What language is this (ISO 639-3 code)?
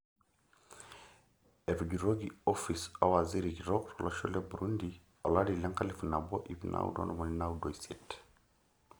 mas